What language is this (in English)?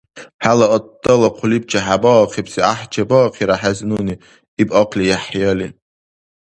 Dargwa